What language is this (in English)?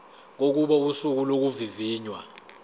Zulu